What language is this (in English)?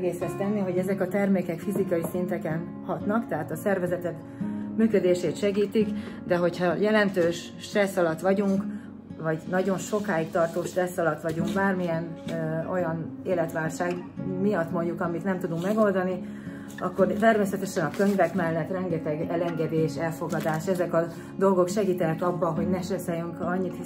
Hungarian